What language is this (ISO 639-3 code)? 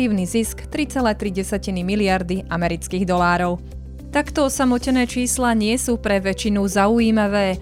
slk